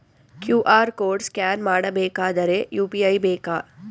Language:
Kannada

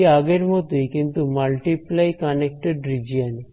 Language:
Bangla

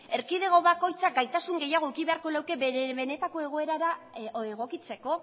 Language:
Basque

